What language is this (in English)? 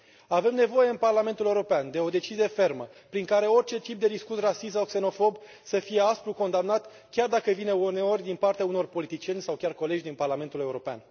Romanian